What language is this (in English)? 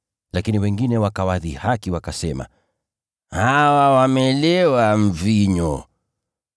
Swahili